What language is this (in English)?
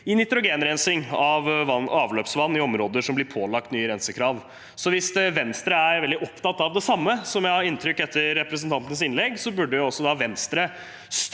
Norwegian